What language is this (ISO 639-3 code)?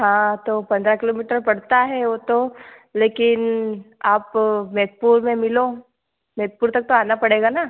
hin